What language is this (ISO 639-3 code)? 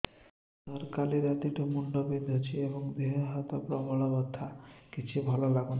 ori